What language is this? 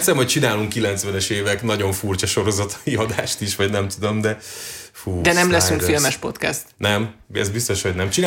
Hungarian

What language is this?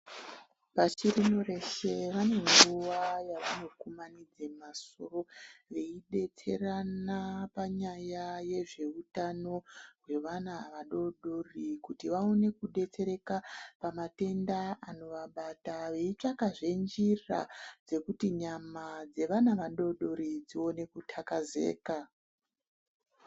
Ndau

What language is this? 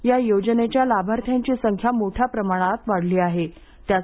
Marathi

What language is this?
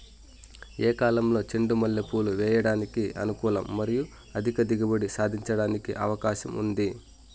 Telugu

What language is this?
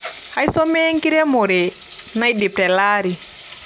Masai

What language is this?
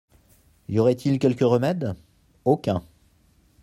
French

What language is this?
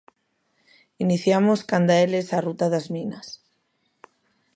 Galician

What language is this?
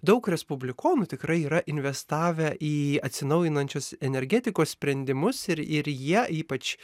Lithuanian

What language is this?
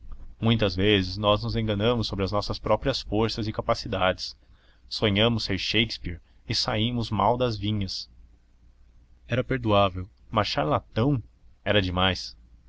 Portuguese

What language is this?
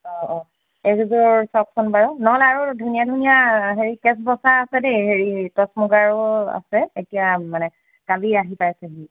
Assamese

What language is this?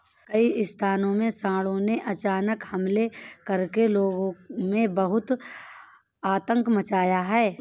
Hindi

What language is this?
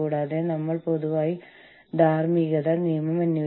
Malayalam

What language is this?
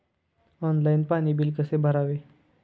Marathi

